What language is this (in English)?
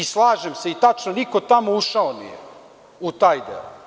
Serbian